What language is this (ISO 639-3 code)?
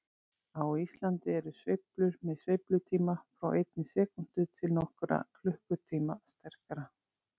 isl